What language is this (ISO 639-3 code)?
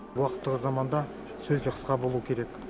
kaz